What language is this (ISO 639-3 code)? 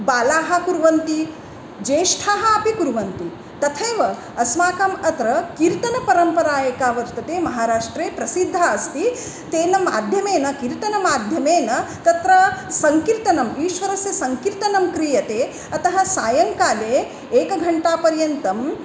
san